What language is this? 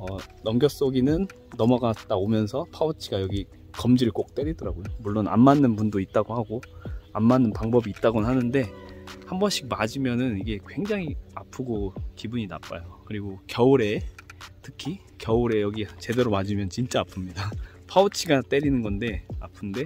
Korean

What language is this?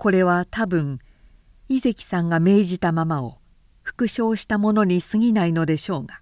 Japanese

